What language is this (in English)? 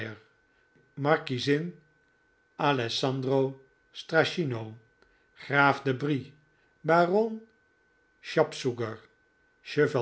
Dutch